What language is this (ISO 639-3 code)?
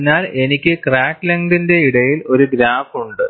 mal